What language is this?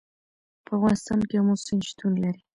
Pashto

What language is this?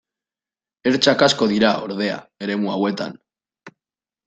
Basque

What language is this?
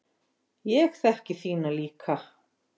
Icelandic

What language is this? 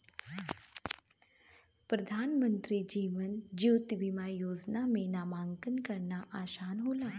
Bhojpuri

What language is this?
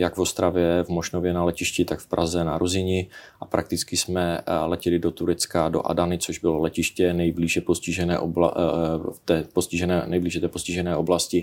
Czech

